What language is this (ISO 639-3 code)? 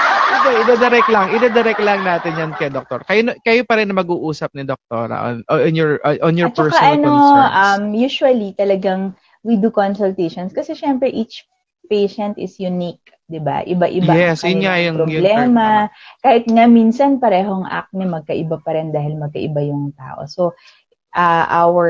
fil